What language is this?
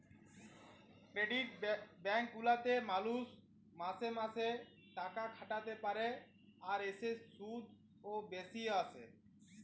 Bangla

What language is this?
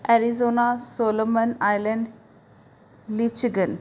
Punjabi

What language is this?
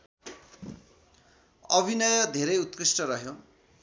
Nepali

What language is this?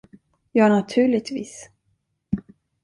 Swedish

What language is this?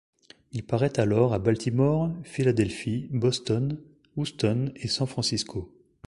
French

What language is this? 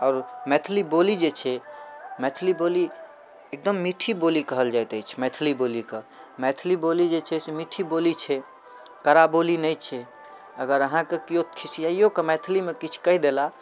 Maithili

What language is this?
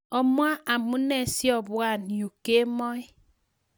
Kalenjin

